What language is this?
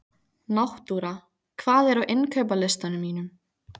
Icelandic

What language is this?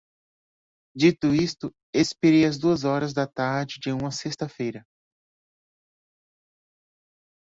Portuguese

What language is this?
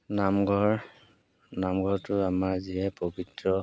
Assamese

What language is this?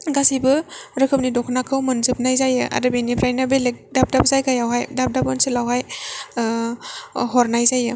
Bodo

